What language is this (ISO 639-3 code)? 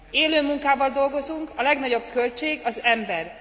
hun